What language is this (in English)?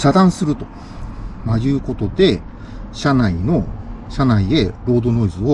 Japanese